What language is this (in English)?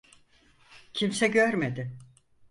Turkish